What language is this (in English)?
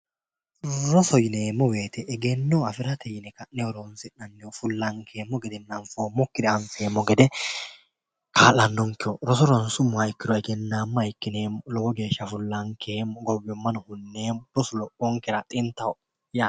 Sidamo